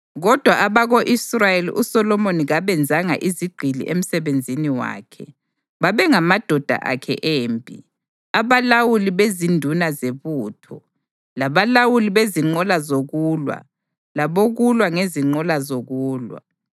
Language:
North Ndebele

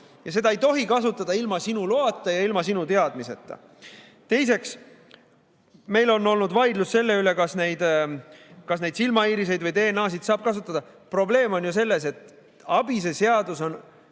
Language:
Estonian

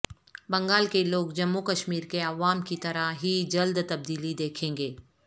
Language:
Urdu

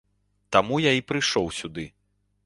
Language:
Belarusian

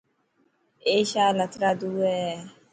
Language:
Dhatki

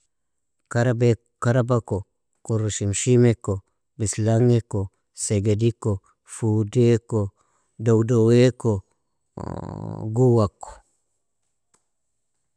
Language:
Nobiin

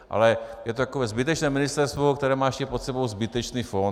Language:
Czech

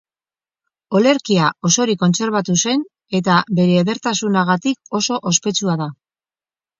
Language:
Basque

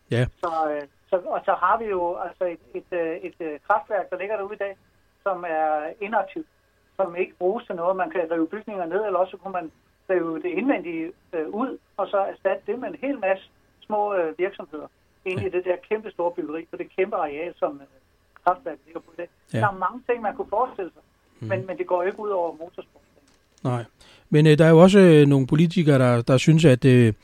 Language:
Danish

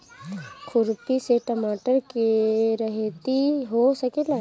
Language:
Bhojpuri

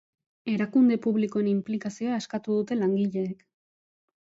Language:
Basque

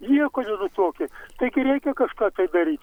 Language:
Lithuanian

